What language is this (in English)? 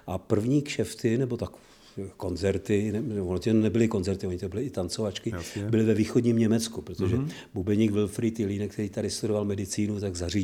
Czech